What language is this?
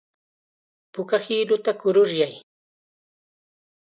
Chiquián Ancash Quechua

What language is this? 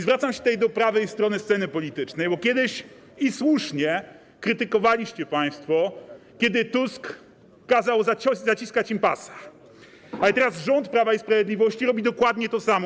Polish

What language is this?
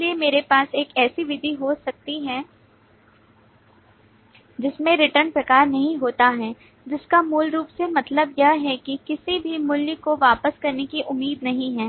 Hindi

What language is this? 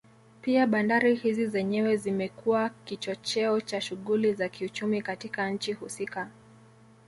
Swahili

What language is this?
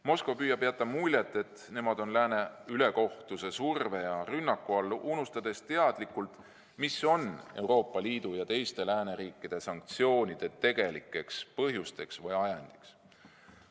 Estonian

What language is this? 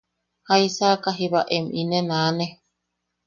Yaqui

